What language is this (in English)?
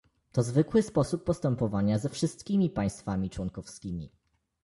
Polish